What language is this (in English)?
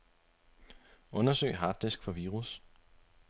Danish